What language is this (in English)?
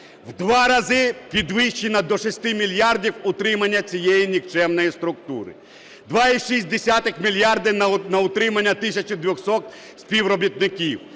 Ukrainian